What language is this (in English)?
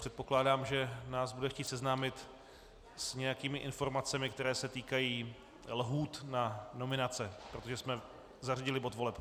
Czech